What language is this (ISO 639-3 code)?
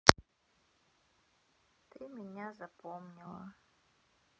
rus